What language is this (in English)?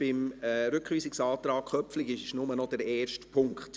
Swiss German